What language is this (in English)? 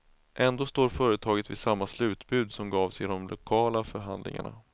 Swedish